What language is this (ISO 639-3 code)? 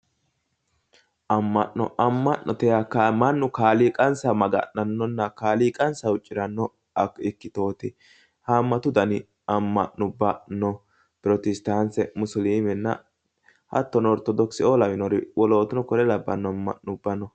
sid